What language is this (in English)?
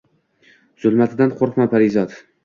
Uzbek